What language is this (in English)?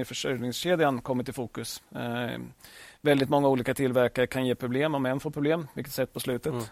Swedish